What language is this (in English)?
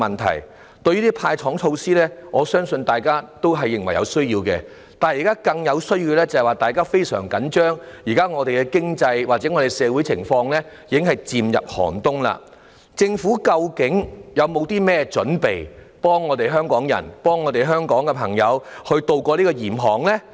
Cantonese